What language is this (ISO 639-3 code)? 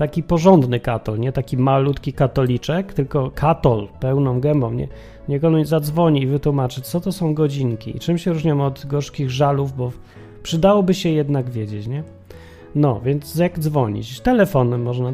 pol